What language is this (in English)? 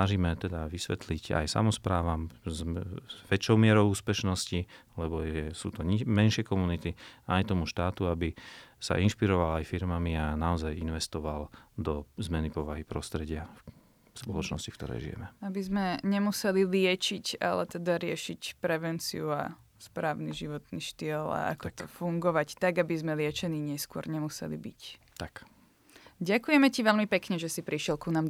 Slovak